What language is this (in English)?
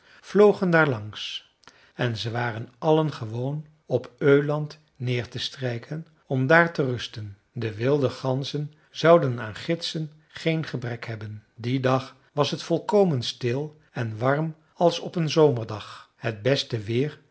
Dutch